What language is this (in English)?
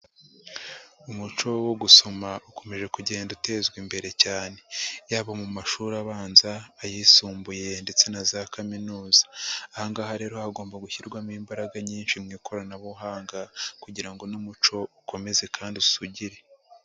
Kinyarwanda